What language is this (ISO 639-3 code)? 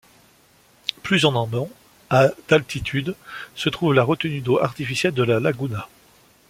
fra